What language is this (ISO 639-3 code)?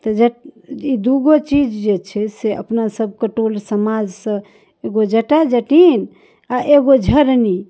mai